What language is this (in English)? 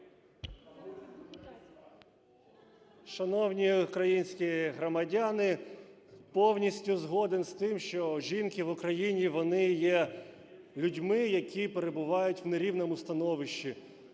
Ukrainian